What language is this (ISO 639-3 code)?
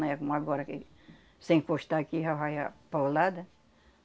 por